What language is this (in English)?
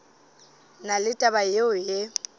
Northern Sotho